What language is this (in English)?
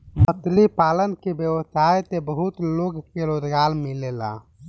Bhojpuri